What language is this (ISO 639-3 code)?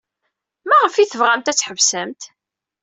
kab